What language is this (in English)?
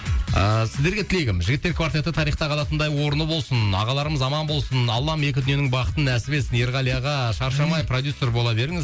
Kazakh